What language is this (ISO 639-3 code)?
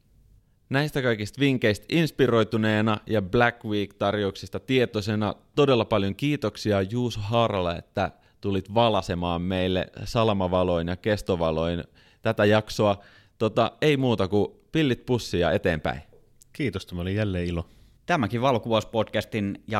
fin